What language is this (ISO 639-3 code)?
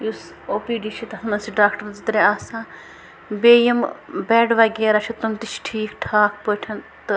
kas